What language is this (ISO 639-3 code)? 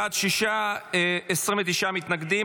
heb